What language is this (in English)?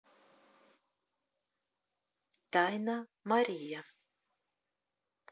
Russian